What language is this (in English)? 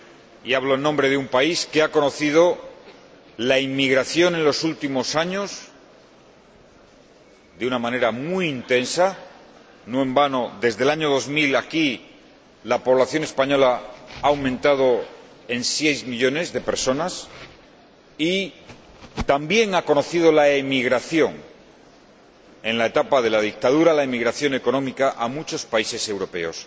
Spanish